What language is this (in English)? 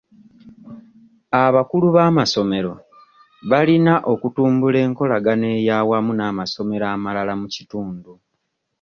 Ganda